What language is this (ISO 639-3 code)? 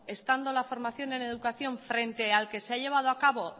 spa